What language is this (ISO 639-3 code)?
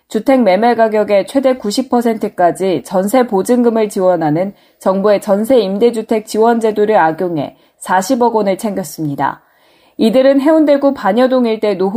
kor